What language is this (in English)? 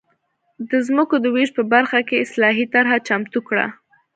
Pashto